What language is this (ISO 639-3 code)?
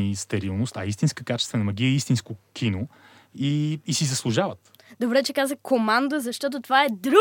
bul